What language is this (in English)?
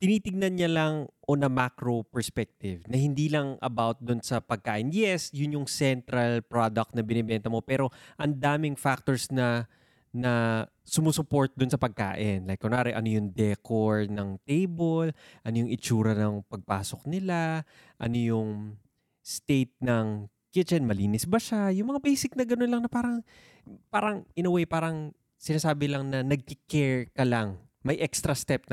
Filipino